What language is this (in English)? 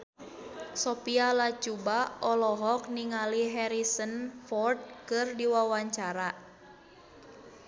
Sundanese